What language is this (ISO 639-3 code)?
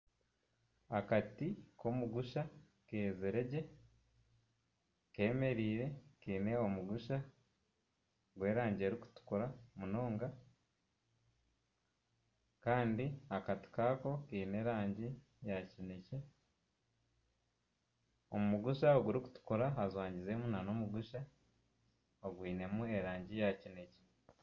nyn